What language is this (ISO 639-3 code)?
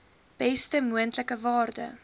afr